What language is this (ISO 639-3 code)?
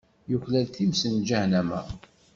kab